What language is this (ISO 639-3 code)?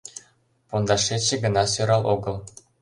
chm